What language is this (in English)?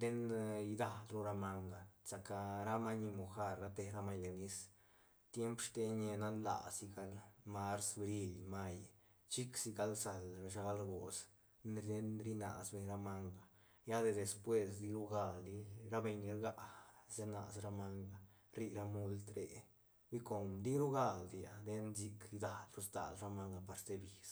Santa Catarina Albarradas Zapotec